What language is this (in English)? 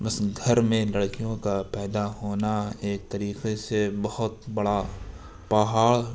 Urdu